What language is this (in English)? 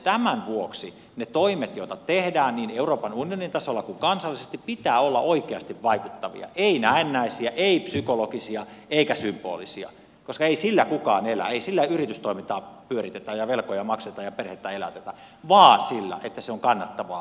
Finnish